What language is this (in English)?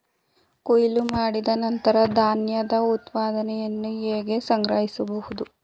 Kannada